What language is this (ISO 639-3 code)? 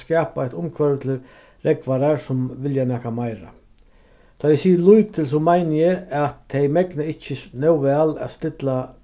fao